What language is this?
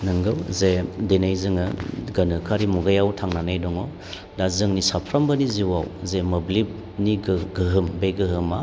Bodo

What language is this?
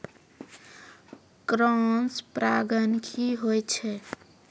Maithili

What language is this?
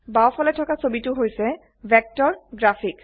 Assamese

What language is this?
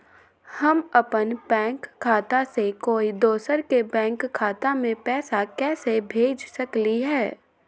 Magahi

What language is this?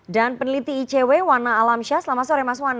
Indonesian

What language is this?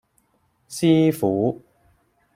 Cantonese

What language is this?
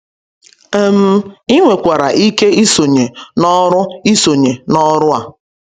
Igbo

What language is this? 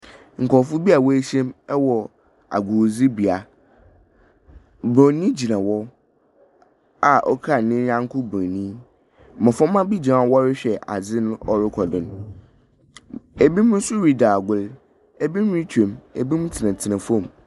Akan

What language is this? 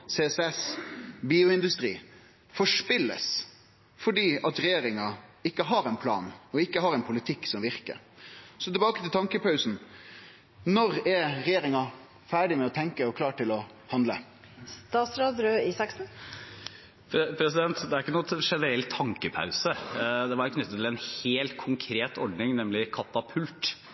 Norwegian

